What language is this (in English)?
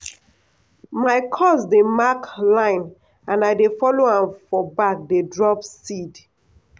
Nigerian Pidgin